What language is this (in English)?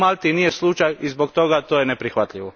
Croatian